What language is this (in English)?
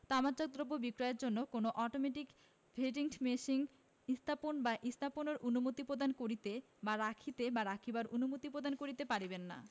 Bangla